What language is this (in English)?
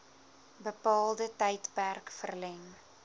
Afrikaans